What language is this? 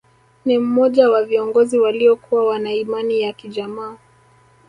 Swahili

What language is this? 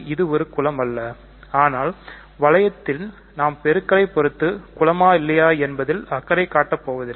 Tamil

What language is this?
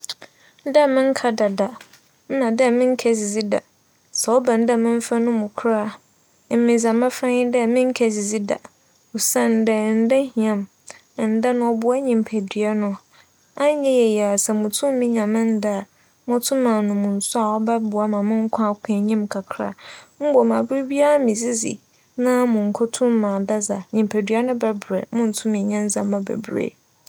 Akan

